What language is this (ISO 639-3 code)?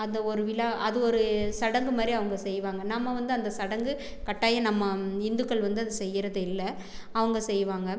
tam